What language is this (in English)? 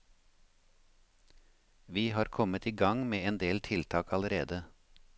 Norwegian